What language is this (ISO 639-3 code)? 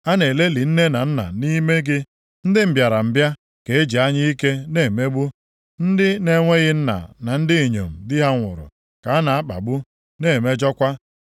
ibo